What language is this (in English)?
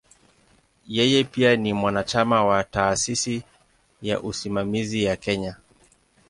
Swahili